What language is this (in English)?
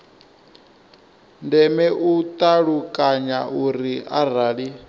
Venda